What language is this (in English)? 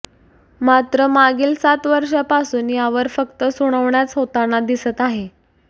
Marathi